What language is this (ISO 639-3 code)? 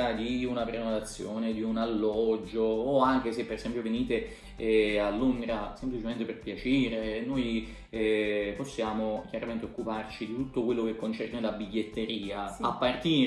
ita